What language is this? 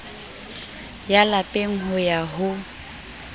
Southern Sotho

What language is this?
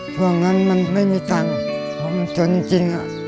Thai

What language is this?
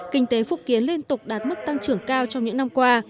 Vietnamese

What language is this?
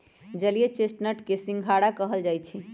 Magahi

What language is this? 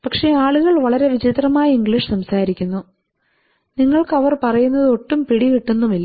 Malayalam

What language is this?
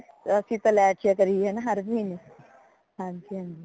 Punjabi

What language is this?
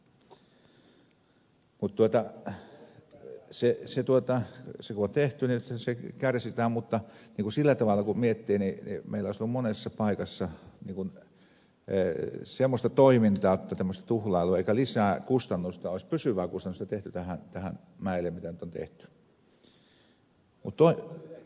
Finnish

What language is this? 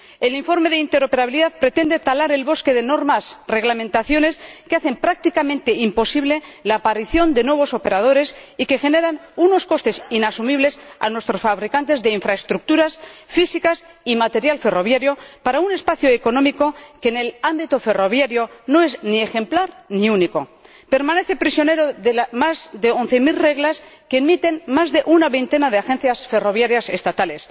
Spanish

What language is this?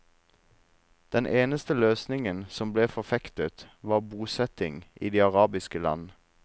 Norwegian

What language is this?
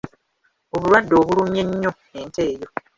Ganda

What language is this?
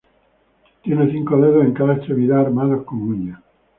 Spanish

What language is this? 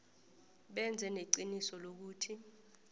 South Ndebele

